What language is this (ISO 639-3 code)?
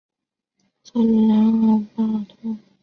zho